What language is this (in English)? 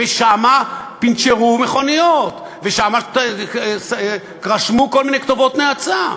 Hebrew